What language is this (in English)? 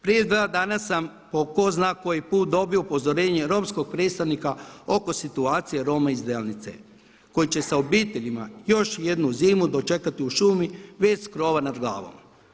Croatian